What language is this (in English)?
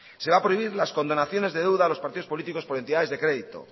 Spanish